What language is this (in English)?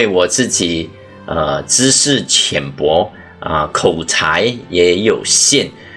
Chinese